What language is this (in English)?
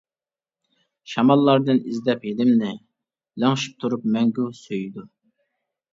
Uyghur